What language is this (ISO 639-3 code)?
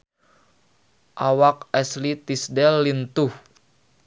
sun